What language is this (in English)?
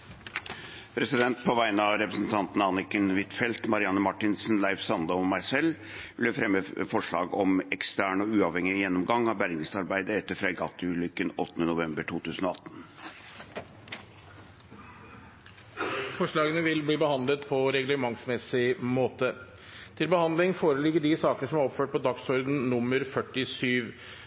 Norwegian Bokmål